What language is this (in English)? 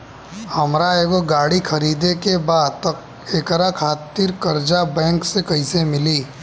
Bhojpuri